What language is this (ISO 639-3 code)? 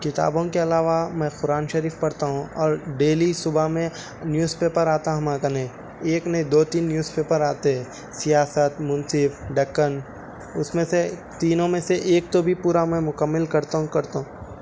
urd